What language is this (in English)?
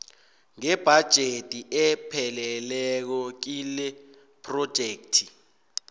South Ndebele